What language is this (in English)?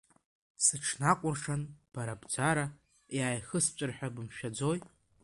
Abkhazian